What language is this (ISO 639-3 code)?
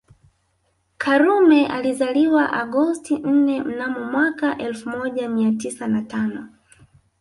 swa